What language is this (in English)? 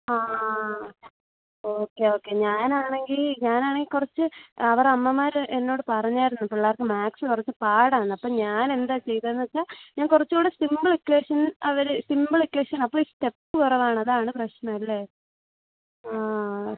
Malayalam